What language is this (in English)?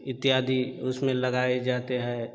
Hindi